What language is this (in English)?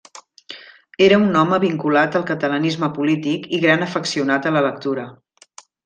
Catalan